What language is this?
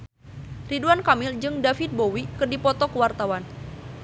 Sundanese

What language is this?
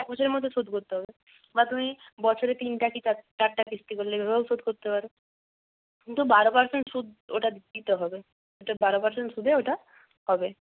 Bangla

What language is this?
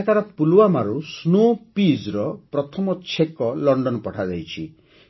Odia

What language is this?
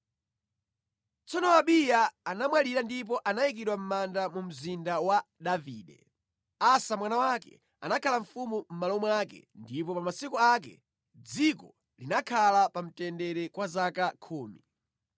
Nyanja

